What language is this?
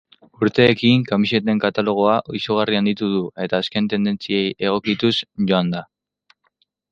Basque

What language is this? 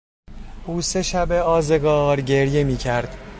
Persian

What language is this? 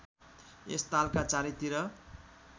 Nepali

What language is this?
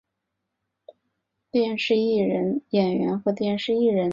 Chinese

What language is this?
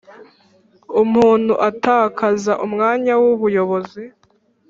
Kinyarwanda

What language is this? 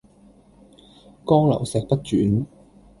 Cantonese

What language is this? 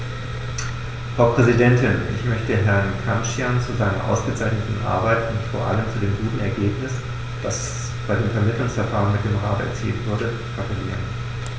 German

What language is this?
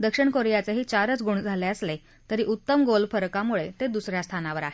Marathi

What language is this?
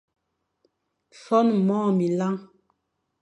Fang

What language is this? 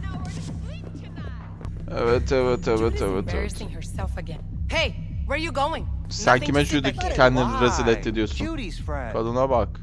Turkish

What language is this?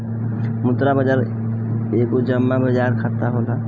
Bhojpuri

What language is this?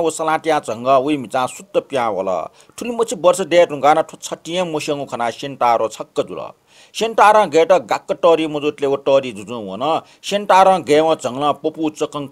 Korean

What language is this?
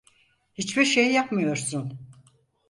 Turkish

